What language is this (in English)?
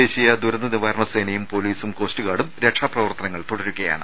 Malayalam